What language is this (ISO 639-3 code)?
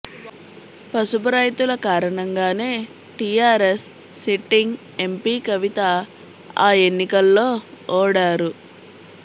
tel